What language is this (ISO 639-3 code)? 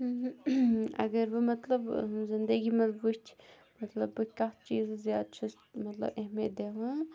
kas